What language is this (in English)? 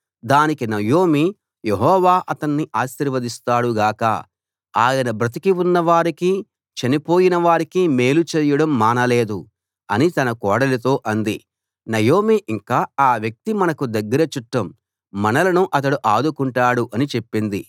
Telugu